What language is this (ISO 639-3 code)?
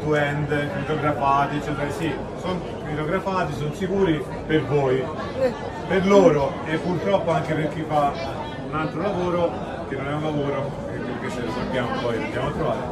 ita